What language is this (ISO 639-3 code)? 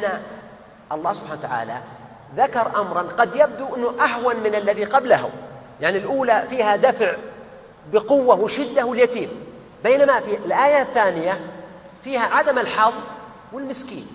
ara